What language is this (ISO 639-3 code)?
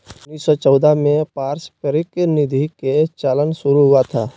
mag